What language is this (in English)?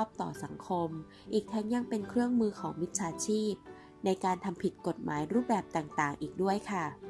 Thai